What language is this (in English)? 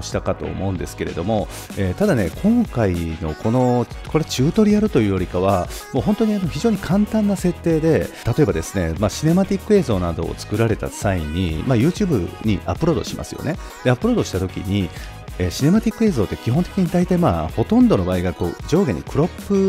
Japanese